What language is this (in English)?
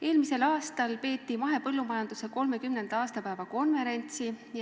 Estonian